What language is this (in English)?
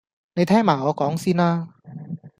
Cantonese